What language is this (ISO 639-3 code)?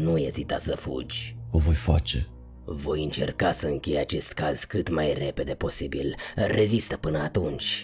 ron